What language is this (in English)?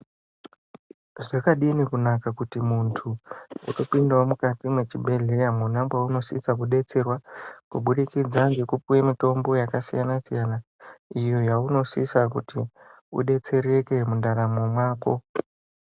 Ndau